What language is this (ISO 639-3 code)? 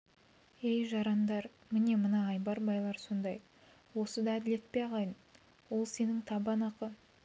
kaz